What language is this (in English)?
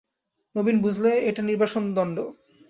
Bangla